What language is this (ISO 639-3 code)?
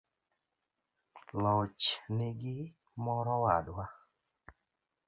luo